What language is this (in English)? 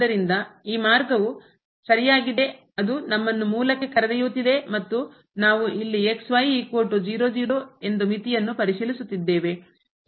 Kannada